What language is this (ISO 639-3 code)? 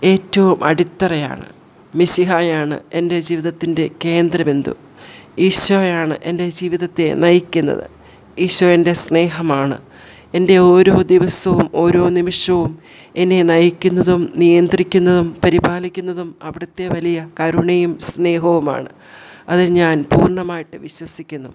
mal